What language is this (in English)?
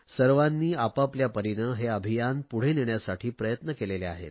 Marathi